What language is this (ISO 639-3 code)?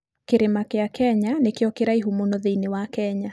kik